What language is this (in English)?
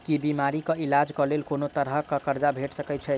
Maithili